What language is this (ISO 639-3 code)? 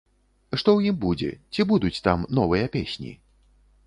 bel